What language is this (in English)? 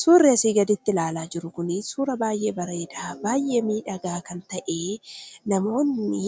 Oromo